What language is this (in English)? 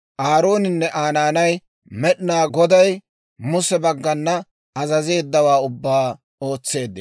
Dawro